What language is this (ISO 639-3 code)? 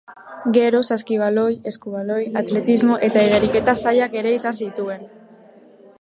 eus